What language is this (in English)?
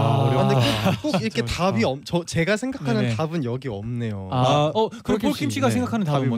Korean